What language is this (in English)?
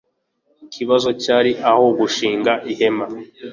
Kinyarwanda